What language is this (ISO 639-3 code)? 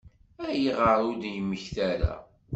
kab